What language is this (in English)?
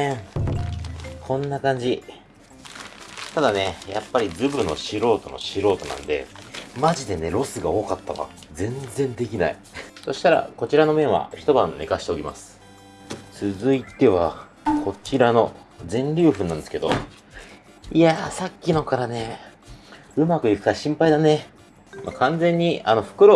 Japanese